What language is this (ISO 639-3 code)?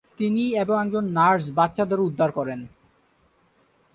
ben